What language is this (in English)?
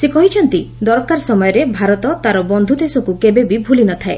Odia